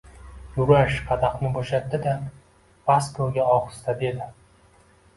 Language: Uzbek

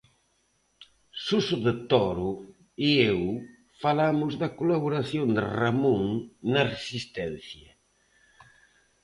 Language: Galician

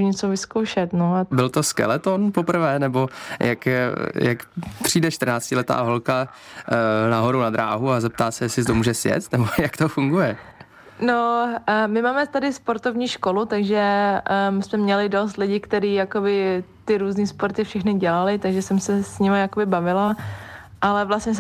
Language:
Czech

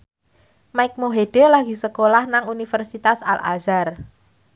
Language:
Javanese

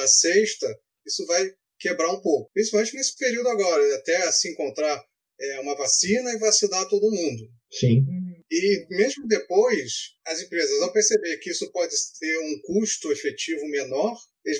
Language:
Portuguese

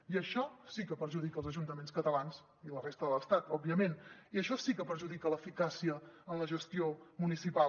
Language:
Catalan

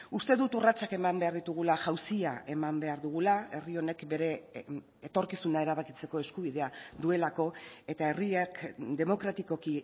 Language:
Basque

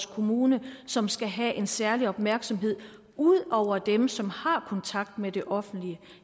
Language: Danish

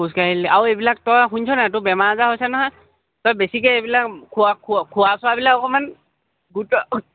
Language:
Assamese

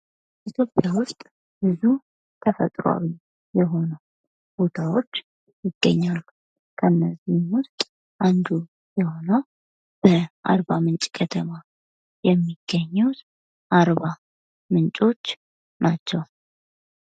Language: Amharic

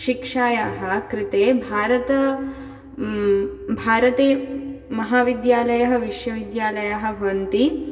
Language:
Sanskrit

